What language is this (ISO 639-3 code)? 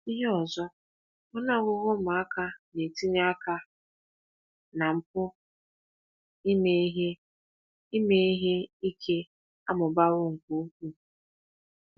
ibo